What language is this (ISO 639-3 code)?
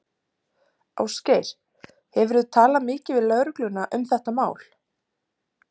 isl